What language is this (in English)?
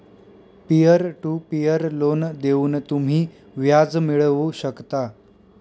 Marathi